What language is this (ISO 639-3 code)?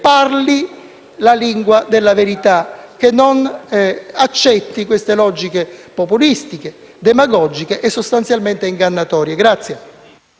ita